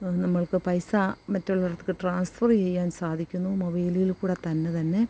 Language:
Malayalam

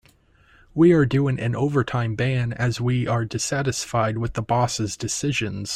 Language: English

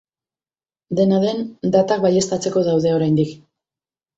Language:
Basque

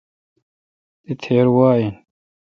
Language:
Kalkoti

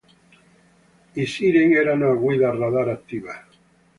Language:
Italian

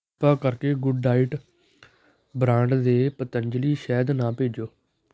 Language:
Punjabi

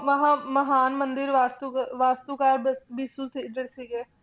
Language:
Punjabi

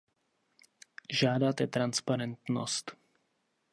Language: Czech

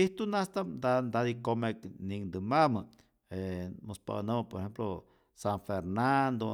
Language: Rayón Zoque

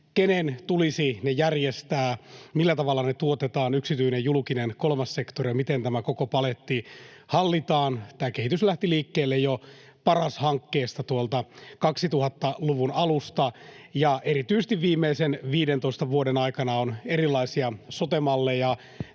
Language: Finnish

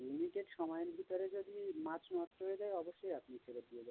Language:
Bangla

